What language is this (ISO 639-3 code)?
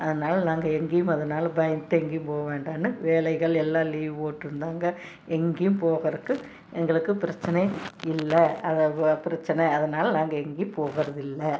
tam